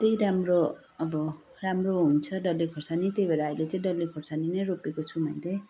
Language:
Nepali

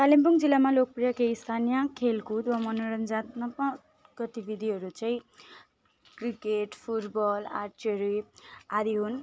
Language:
Nepali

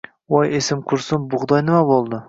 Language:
Uzbek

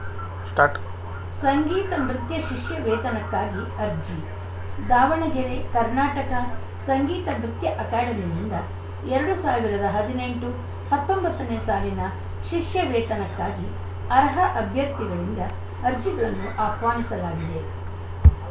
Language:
Kannada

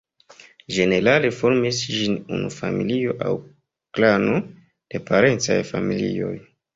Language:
Esperanto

